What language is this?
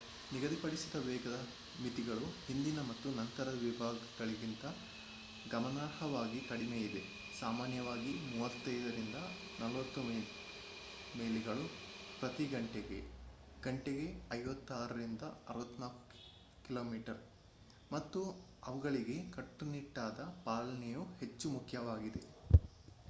Kannada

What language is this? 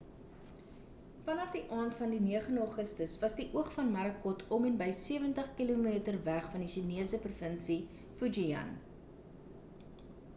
Afrikaans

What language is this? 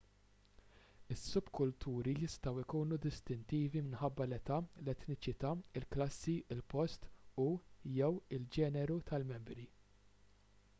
Maltese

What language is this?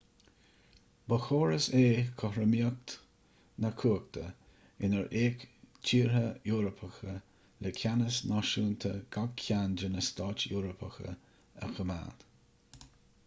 Irish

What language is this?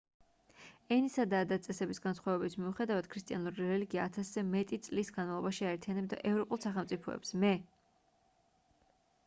Georgian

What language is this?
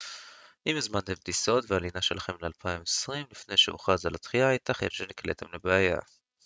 Hebrew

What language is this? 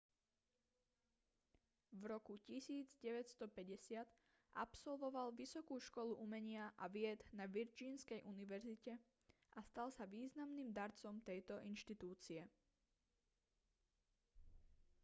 Slovak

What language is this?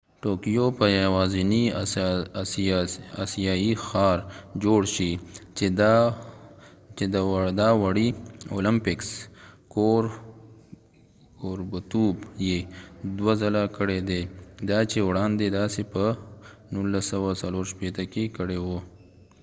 Pashto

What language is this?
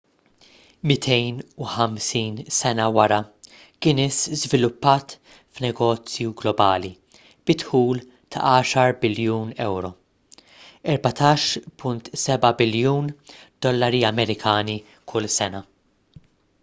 Maltese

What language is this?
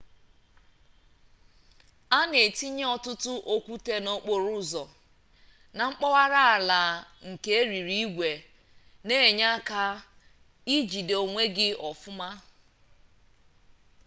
Igbo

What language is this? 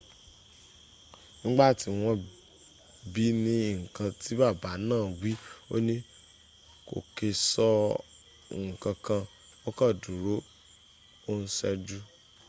Yoruba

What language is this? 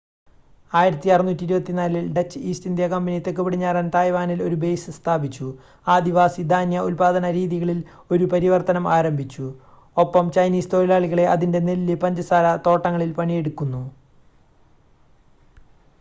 Malayalam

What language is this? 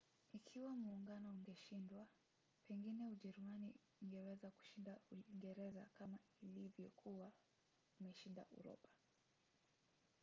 Swahili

